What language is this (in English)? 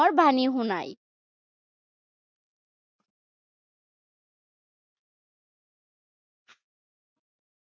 Assamese